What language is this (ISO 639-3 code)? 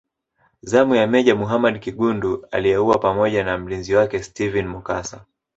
swa